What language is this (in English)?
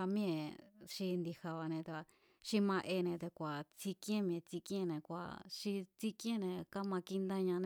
Mazatlán Mazatec